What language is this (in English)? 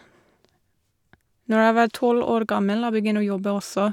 Norwegian